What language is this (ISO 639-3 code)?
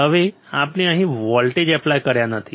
guj